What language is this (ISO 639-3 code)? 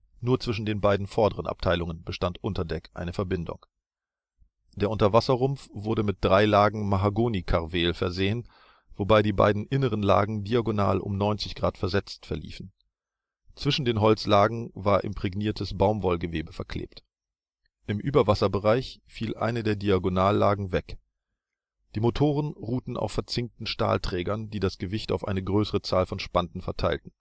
deu